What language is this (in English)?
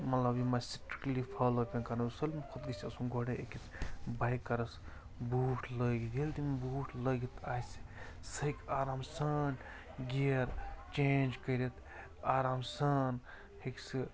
Kashmiri